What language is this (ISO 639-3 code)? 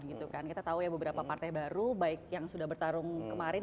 ind